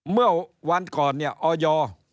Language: Thai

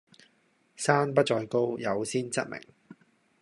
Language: Cantonese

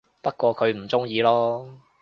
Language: Cantonese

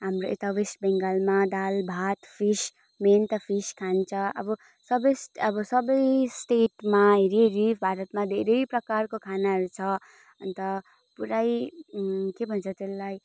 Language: Nepali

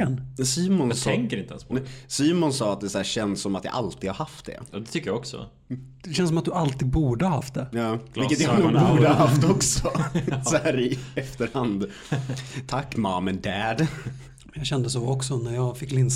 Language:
Swedish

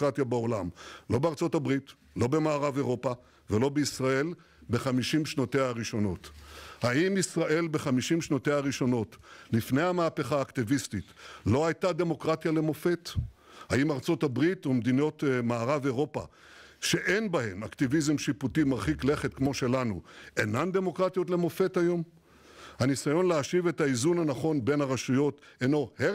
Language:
Hebrew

